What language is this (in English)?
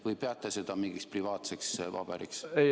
Estonian